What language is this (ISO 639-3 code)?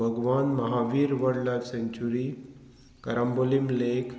kok